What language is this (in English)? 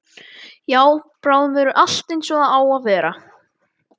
Icelandic